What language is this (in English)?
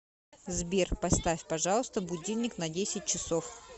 Russian